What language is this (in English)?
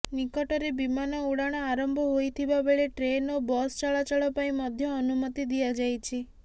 Odia